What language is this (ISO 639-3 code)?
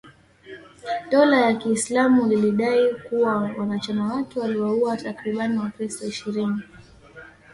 swa